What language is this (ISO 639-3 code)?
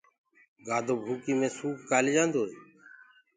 ggg